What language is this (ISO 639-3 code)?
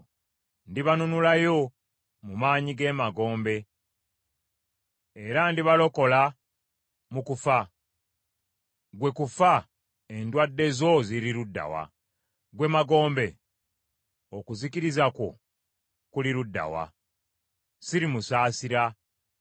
lug